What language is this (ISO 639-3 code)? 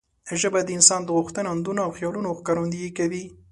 pus